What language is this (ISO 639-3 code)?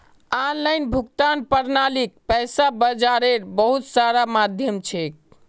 mag